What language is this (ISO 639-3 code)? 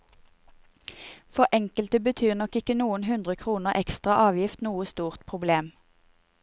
nor